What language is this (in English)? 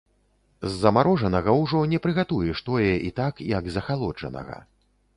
Belarusian